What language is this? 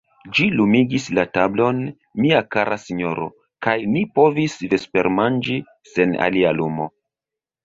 Esperanto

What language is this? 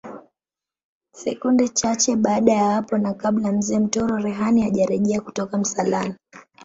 Swahili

